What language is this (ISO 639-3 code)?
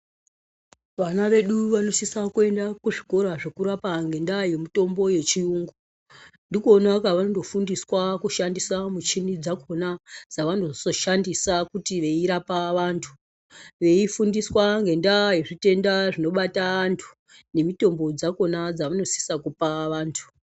ndc